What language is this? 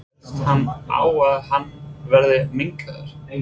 Icelandic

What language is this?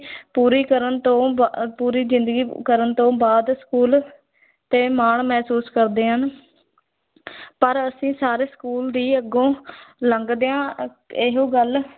Punjabi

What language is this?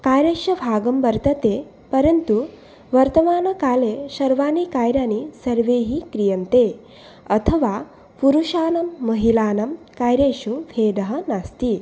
Sanskrit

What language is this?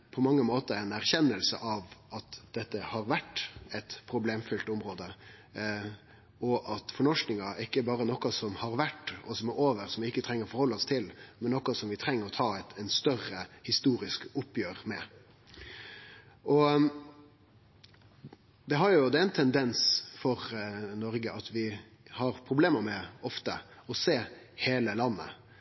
Norwegian Nynorsk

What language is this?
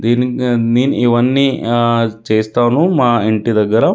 Telugu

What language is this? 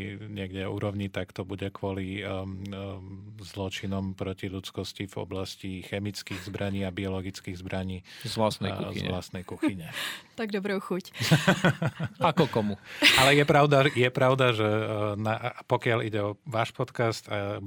Czech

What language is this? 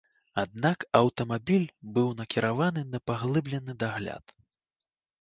Belarusian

